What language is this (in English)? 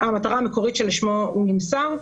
Hebrew